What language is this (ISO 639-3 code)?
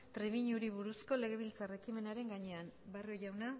eus